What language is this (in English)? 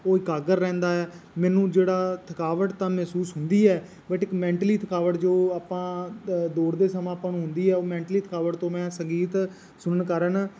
Punjabi